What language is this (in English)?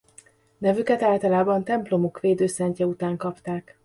Hungarian